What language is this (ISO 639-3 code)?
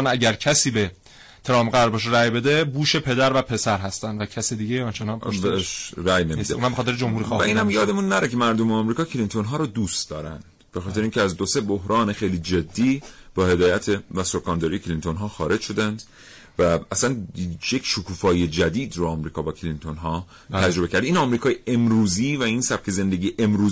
fas